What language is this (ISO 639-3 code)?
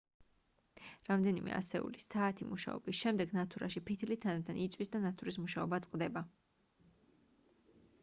kat